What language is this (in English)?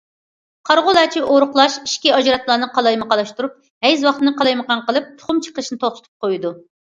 Uyghur